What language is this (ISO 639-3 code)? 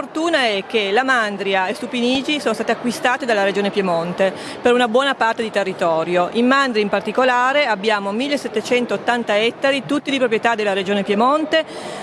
ita